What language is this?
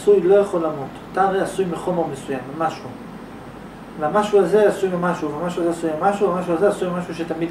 Hebrew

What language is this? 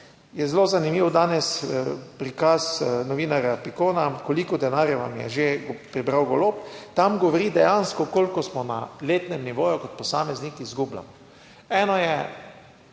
Slovenian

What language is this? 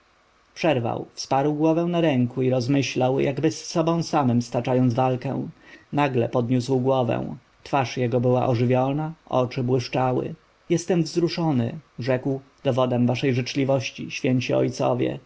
Polish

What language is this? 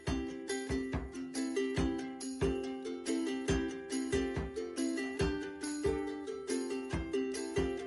Welsh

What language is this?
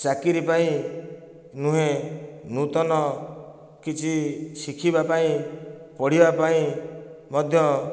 Odia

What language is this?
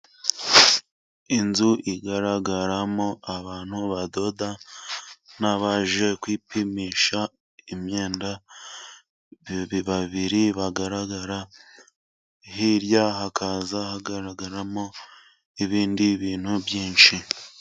Kinyarwanda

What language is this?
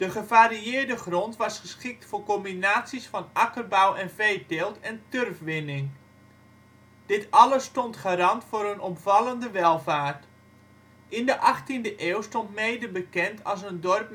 Dutch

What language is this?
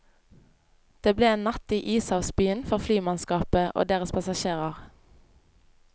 Norwegian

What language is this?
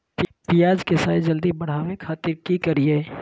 Magahi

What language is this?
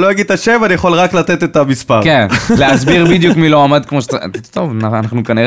Hebrew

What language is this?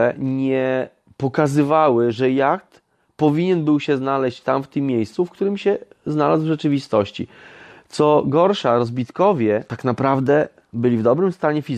Polish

